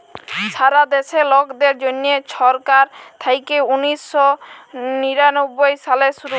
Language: Bangla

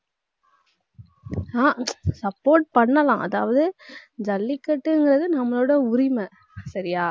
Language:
Tamil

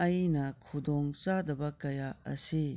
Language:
Manipuri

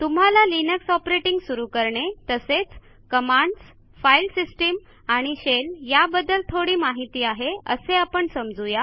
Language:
Marathi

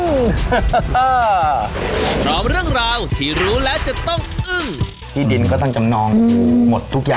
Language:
Thai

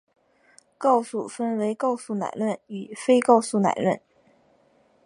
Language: Chinese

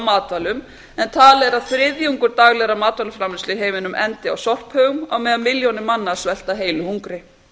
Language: Icelandic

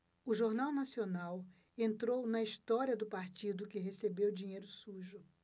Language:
Portuguese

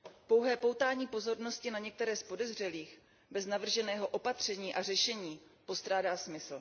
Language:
Czech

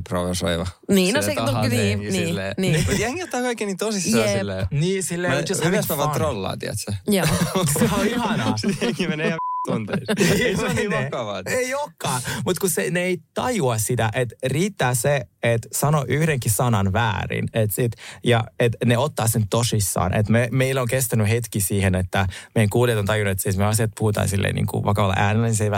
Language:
Finnish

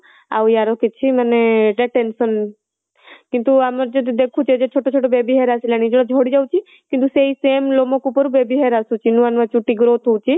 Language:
Odia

